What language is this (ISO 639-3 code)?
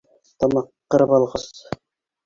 bak